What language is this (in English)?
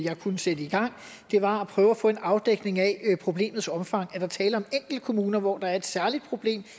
Danish